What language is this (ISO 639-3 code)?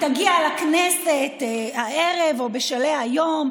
heb